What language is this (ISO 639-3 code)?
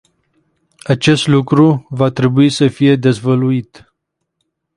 ron